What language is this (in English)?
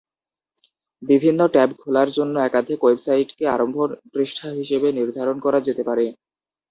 Bangla